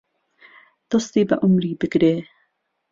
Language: Central Kurdish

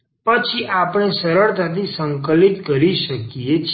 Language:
Gujarati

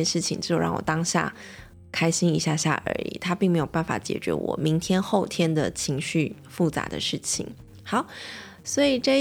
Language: Chinese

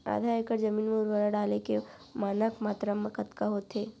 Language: Chhattisgarhi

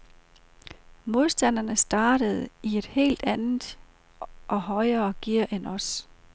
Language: Danish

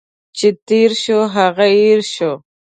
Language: Pashto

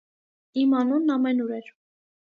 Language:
Armenian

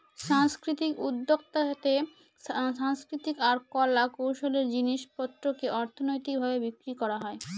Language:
Bangla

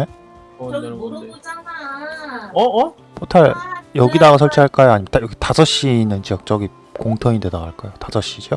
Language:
Korean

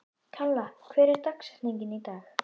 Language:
Icelandic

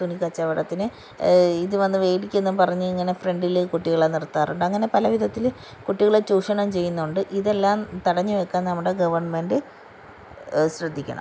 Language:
Malayalam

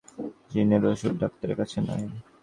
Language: Bangla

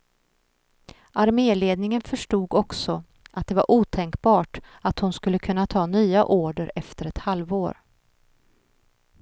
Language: Swedish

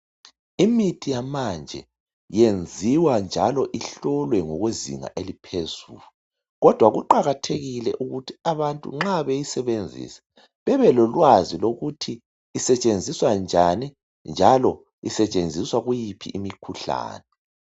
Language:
North Ndebele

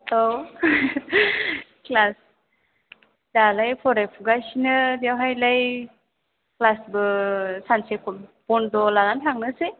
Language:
Bodo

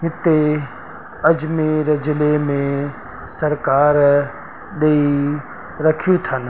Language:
Sindhi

